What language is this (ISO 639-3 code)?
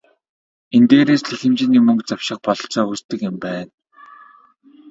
mon